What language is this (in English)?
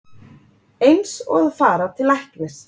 Icelandic